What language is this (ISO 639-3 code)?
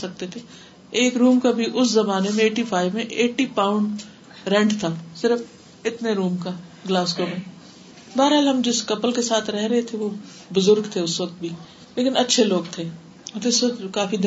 urd